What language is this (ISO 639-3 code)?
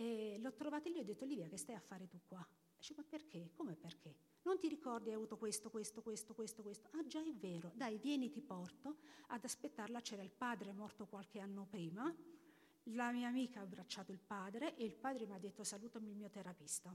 ita